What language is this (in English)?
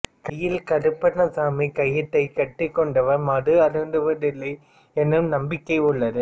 Tamil